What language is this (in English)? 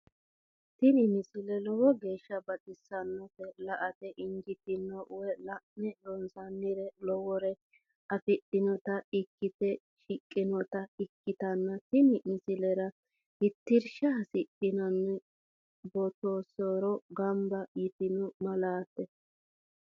Sidamo